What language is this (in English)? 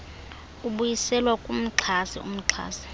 Xhosa